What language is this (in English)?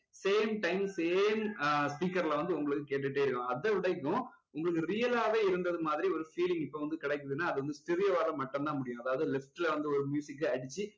Tamil